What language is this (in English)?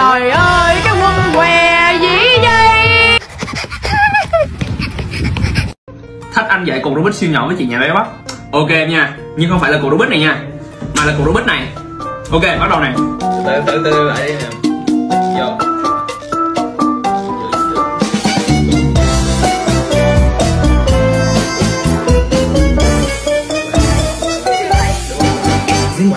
Vietnamese